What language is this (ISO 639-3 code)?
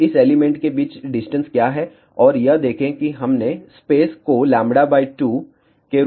hin